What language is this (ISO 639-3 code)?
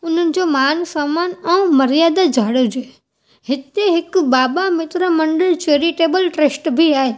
snd